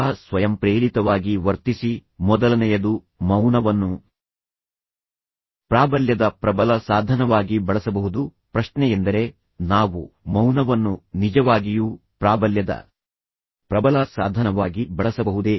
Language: Kannada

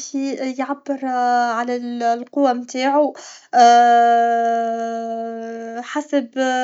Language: Tunisian Arabic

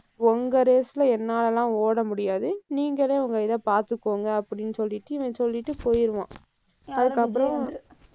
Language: Tamil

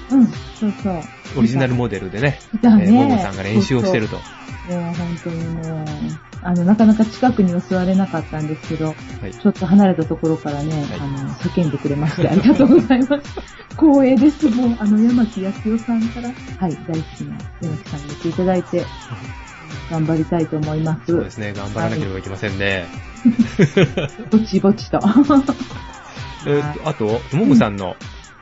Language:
Japanese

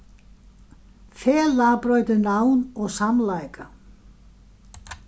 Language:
Faroese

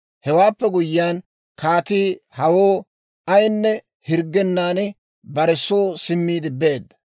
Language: Dawro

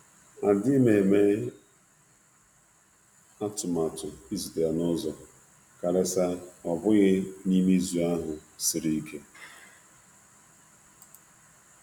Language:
Igbo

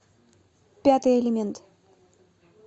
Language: Russian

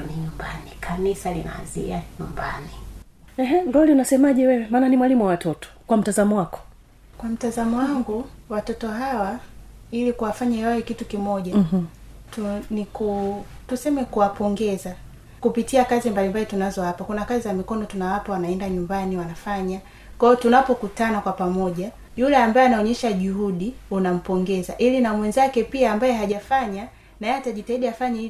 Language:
Swahili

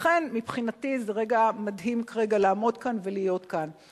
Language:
Hebrew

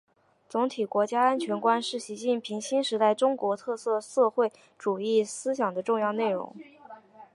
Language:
Chinese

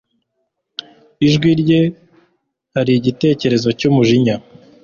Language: Kinyarwanda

